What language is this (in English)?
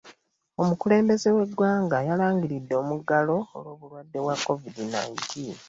Ganda